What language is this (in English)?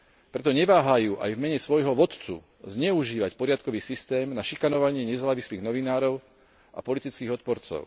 Slovak